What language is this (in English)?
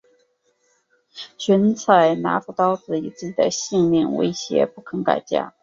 Chinese